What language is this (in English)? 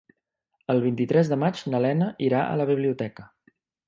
Catalan